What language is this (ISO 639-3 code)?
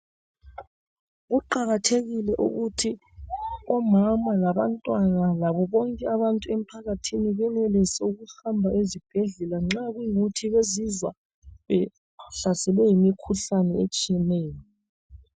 nde